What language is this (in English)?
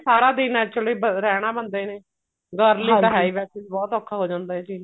Punjabi